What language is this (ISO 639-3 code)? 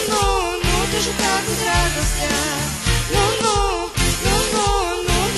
ron